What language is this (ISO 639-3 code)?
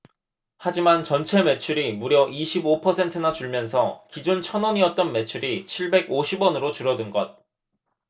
kor